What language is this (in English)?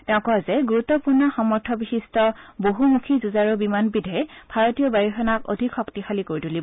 Assamese